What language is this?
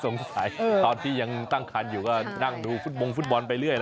Thai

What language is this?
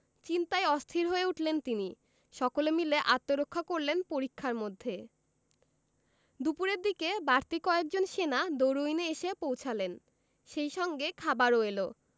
Bangla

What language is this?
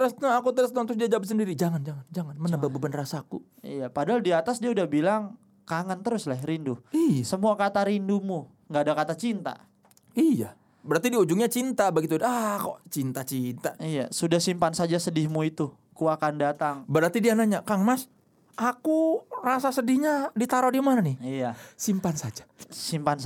Indonesian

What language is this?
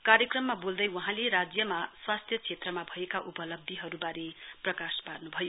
Nepali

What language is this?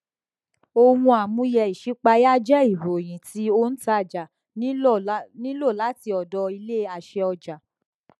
Yoruba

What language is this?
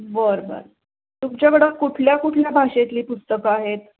Marathi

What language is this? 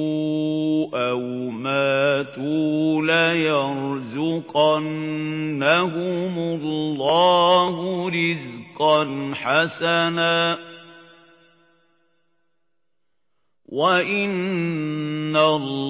Arabic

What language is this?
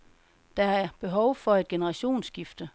Danish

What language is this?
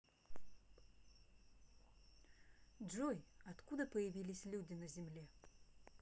Russian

